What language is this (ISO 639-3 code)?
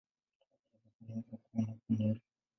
swa